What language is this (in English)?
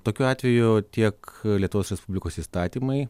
Lithuanian